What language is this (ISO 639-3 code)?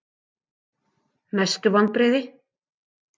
isl